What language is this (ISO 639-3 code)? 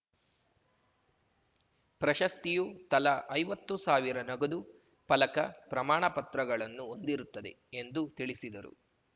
kan